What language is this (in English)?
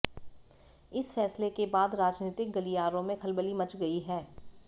Hindi